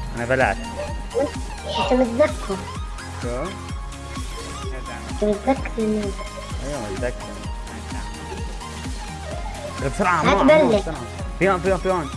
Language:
Arabic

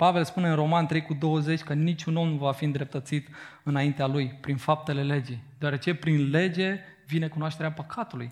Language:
Romanian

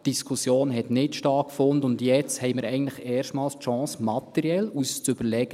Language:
Swiss German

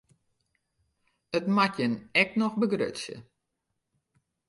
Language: Western Frisian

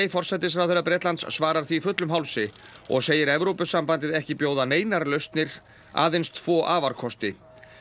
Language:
Icelandic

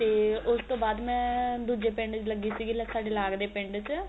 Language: Punjabi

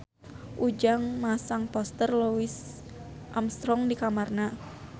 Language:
Sundanese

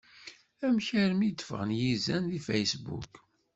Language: Kabyle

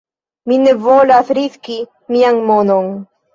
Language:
Esperanto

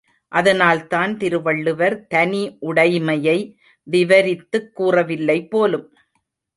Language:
Tamil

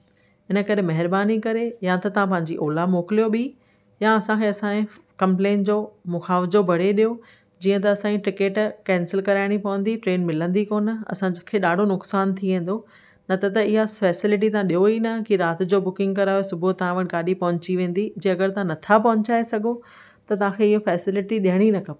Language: Sindhi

